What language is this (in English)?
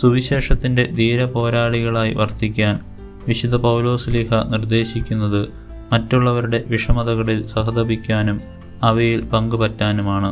Malayalam